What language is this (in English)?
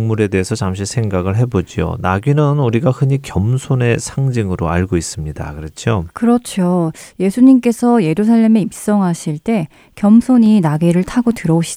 Korean